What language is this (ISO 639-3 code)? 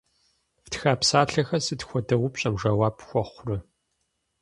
kbd